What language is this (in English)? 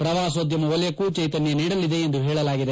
Kannada